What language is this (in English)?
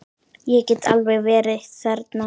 Icelandic